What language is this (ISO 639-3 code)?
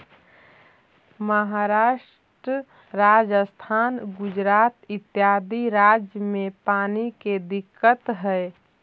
mag